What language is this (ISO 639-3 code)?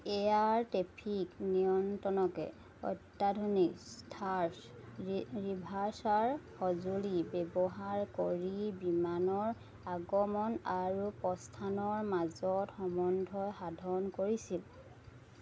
asm